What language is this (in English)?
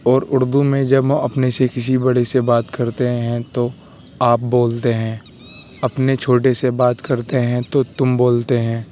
Urdu